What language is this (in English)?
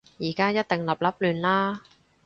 Cantonese